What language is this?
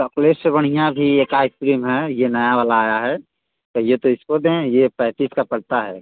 Hindi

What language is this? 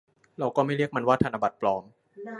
Thai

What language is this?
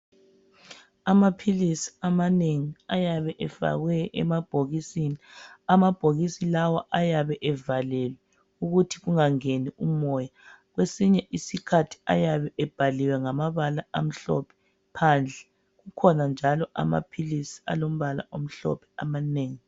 North Ndebele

